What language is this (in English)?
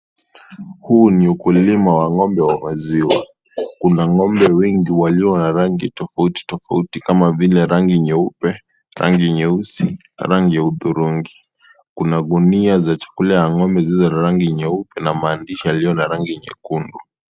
Swahili